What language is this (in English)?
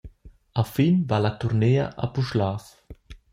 Romansh